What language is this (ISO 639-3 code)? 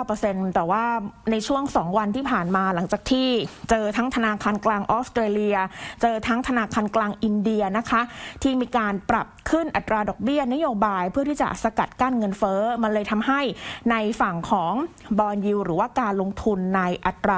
tha